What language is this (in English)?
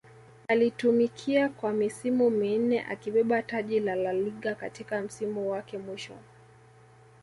Swahili